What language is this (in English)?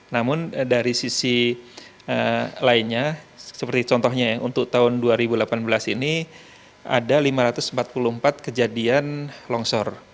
Indonesian